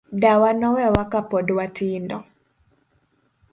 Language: Luo (Kenya and Tanzania)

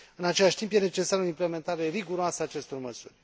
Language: Romanian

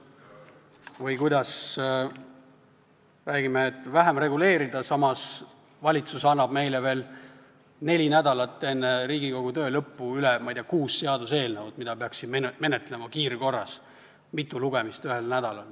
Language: Estonian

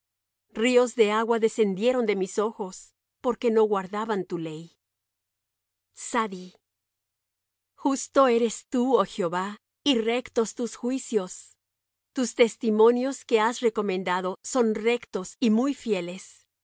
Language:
Spanish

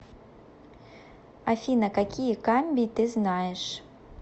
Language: Russian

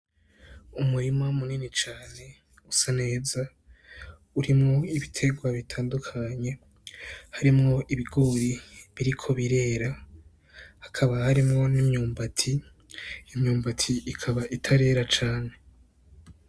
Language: Rundi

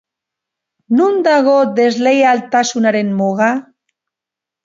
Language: Basque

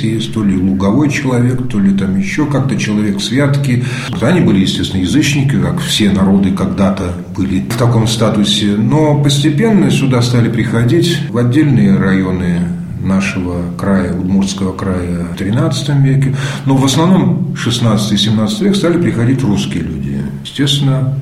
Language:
Russian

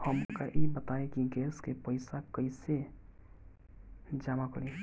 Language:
Bhojpuri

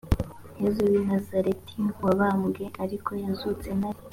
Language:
Kinyarwanda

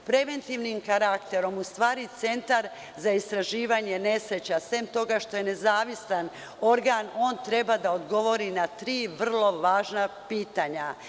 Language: Serbian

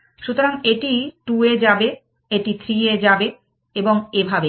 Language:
Bangla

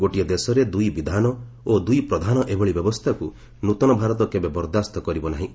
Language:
Odia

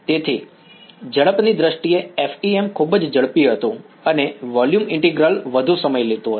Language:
Gujarati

